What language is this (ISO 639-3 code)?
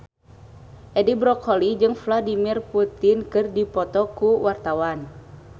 sun